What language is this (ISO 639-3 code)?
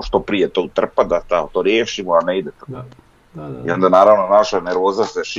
hrv